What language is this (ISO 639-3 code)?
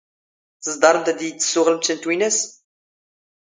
zgh